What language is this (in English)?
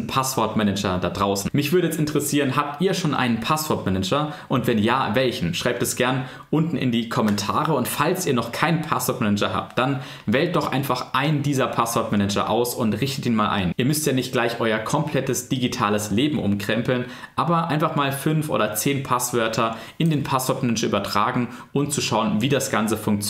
German